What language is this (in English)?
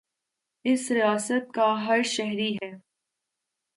Urdu